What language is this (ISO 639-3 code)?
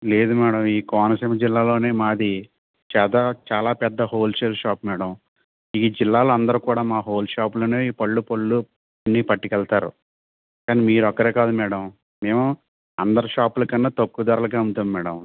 tel